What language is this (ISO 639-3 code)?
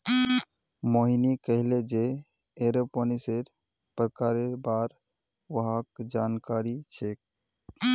mag